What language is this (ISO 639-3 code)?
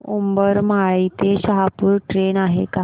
mar